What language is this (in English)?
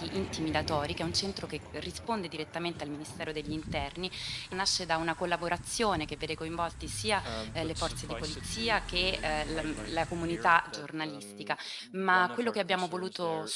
Italian